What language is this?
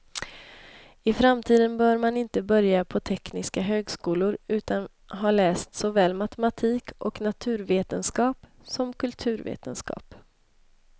Swedish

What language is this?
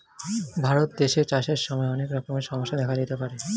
Bangla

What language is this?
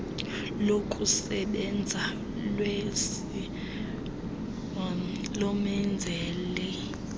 Xhosa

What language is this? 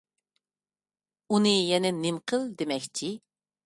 Uyghur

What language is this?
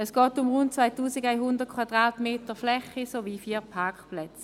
Swiss German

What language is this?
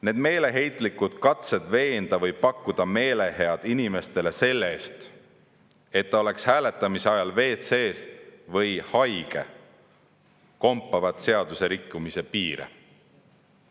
Estonian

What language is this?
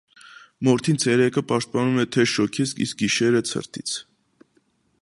Armenian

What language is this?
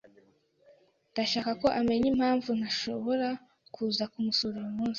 Kinyarwanda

